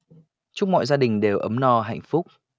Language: Vietnamese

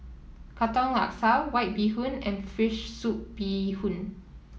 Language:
English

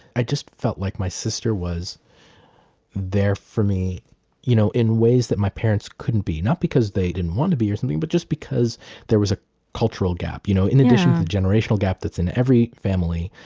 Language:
English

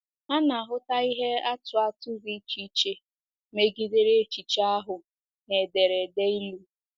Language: Igbo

